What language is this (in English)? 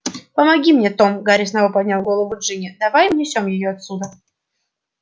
Russian